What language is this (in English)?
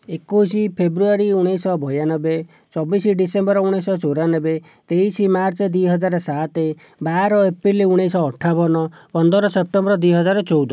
Odia